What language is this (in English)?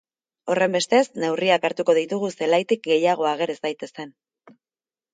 Basque